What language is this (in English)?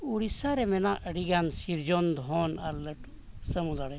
Santali